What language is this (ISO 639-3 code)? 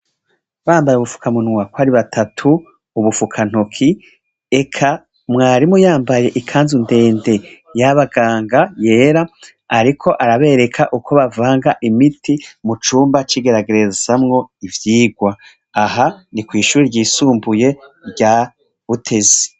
run